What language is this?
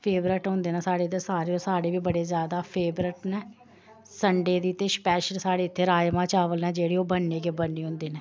Dogri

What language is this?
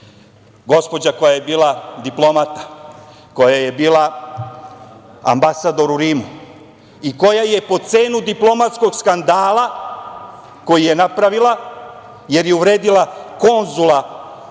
Serbian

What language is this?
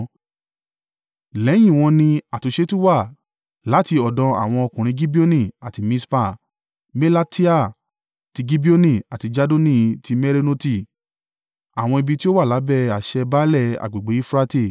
Yoruba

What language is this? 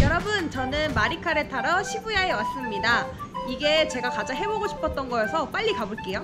Korean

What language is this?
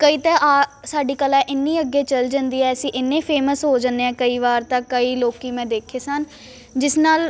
Punjabi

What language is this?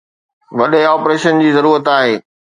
Sindhi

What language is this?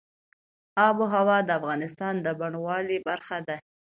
Pashto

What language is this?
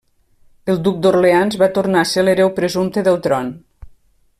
Catalan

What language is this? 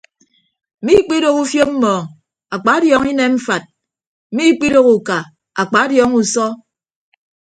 Ibibio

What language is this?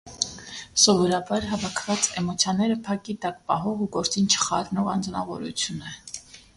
Armenian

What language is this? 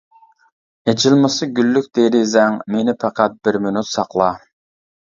Uyghur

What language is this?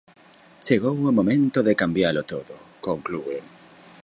Galician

